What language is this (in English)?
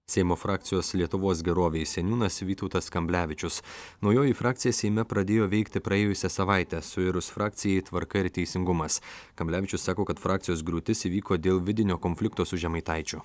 Lithuanian